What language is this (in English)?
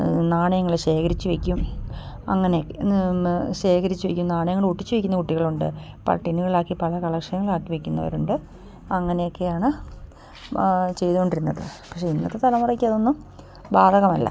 Malayalam